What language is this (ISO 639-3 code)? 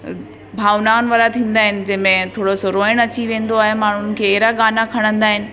snd